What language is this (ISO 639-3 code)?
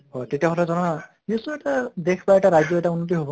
asm